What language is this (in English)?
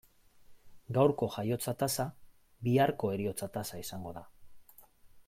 Basque